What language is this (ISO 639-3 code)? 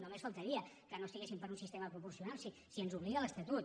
cat